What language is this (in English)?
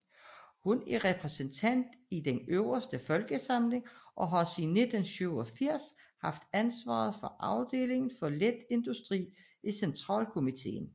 Danish